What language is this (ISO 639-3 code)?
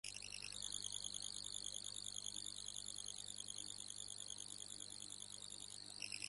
uzb